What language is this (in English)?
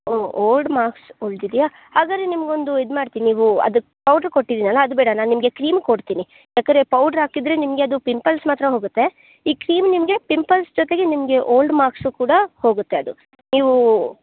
Kannada